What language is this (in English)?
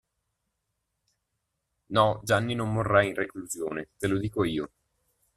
Italian